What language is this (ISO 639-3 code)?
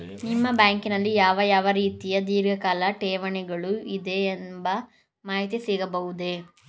kan